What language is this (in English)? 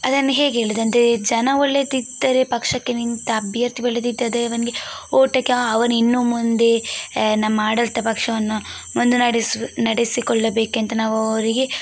Kannada